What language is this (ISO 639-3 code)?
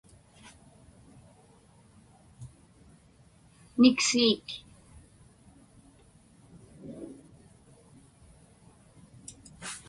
ipk